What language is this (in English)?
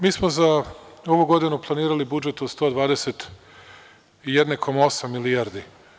Serbian